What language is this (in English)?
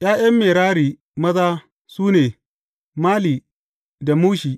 Hausa